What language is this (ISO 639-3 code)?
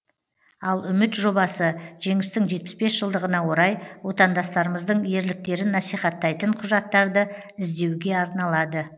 kaz